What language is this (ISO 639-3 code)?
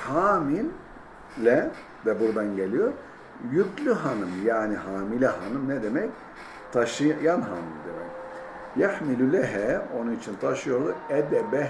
tur